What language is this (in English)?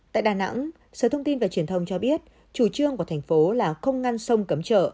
Vietnamese